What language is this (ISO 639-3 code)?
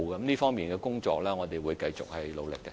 yue